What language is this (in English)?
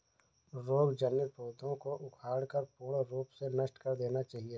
Hindi